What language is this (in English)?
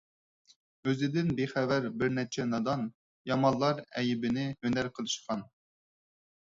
Uyghur